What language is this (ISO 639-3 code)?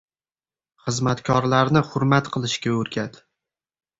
uzb